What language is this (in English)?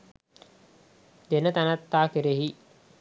Sinhala